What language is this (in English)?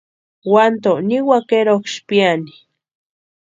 Western Highland Purepecha